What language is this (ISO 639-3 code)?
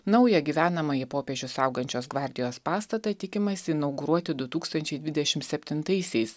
lit